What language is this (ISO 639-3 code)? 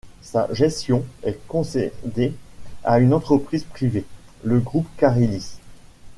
fra